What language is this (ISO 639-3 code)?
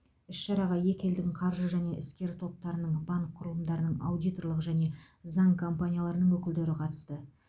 kaz